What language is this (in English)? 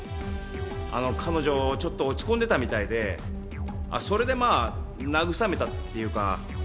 Japanese